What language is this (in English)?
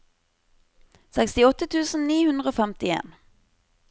Norwegian